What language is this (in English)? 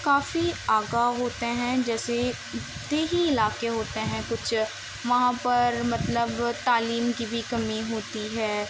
Urdu